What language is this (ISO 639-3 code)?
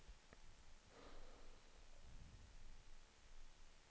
swe